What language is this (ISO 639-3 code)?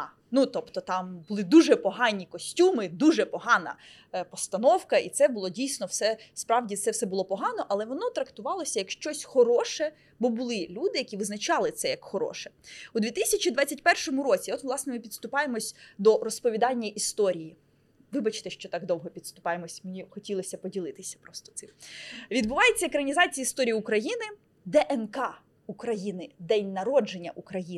ukr